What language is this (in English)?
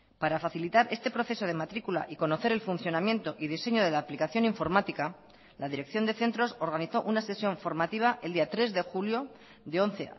Spanish